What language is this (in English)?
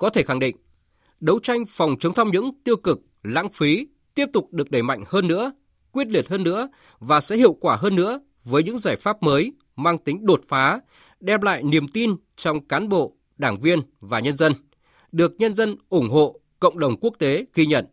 Vietnamese